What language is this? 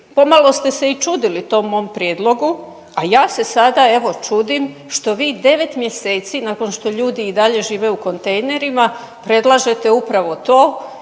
Croatian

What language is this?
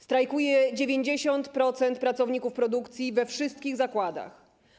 Polish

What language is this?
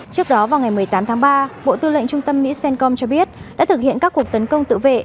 Vietnamese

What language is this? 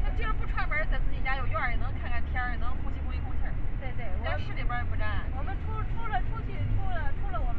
Chinese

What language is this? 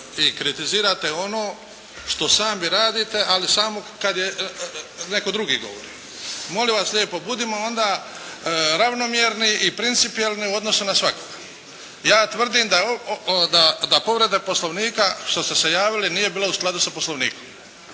Croatian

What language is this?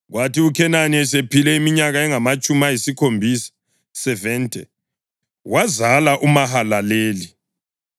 North Ndebele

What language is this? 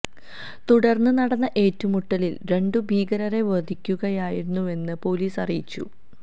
Malayalam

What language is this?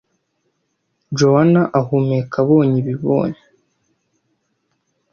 Kinyarwanda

